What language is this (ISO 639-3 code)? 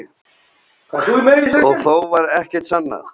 isl